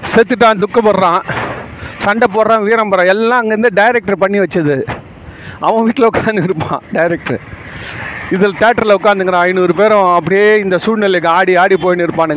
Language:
Tamil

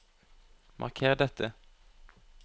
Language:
Norwegian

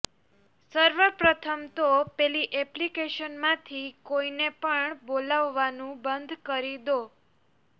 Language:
Gujarati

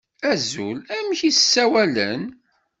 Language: Kabyle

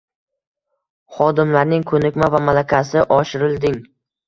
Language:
Uzbek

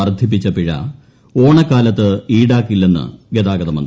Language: Malayalam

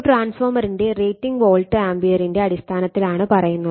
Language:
Malayalam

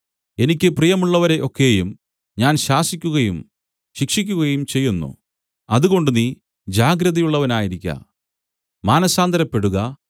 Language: Malayalam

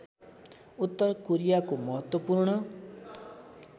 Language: Nepali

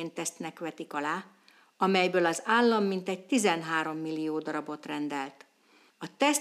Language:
Hungarian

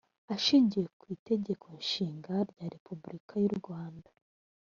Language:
Kinyarwanda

